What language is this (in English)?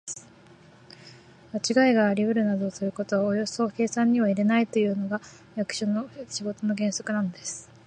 Japanese